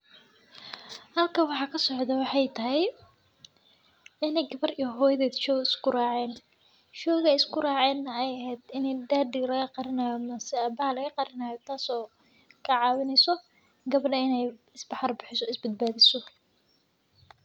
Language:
Somali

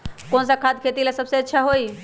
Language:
Magahi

